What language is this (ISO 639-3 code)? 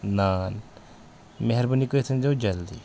kas